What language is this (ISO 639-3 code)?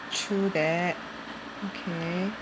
eng